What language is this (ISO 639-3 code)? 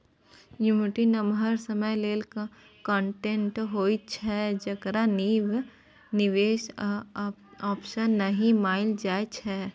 mai